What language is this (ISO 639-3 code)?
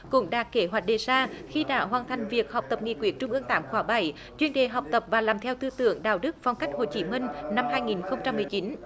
vie